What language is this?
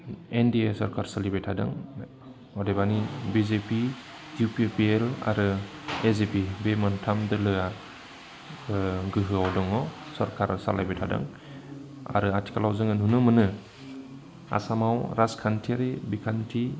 Bodo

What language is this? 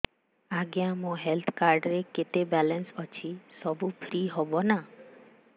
Odia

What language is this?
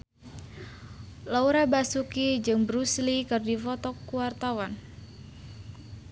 Sundanese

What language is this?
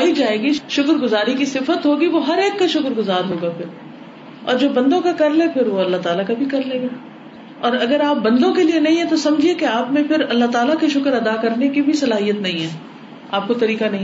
Urdu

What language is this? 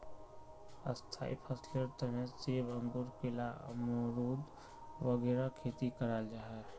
Magahi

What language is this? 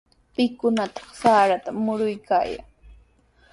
Sihuas Ancash Quechua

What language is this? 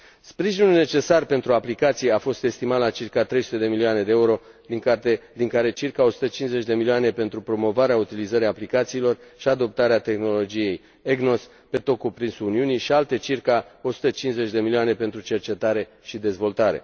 Romanian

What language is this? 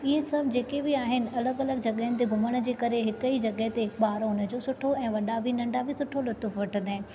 Sindhi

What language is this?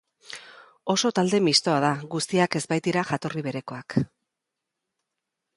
Basque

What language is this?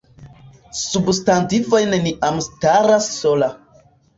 Esperanto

